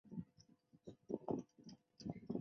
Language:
Chinese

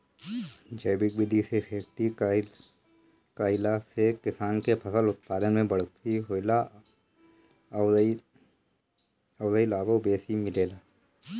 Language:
Bhojpuri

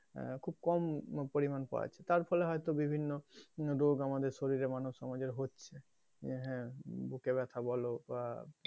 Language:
Bangla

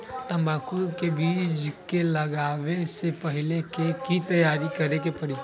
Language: Magahi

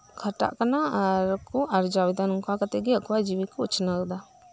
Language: Santali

